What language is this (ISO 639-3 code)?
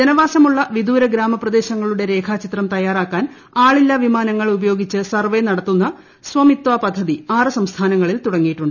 mal